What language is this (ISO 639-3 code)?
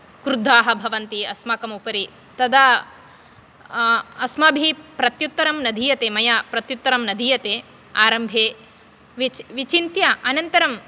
san